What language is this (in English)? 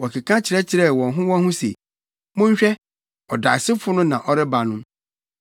Akan